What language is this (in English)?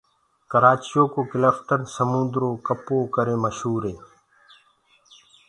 Gurgula